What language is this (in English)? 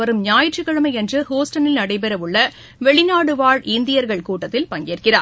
Tamil